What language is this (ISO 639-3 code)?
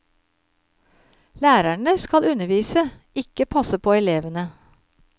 nor